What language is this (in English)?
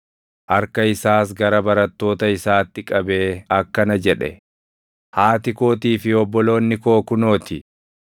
Oromo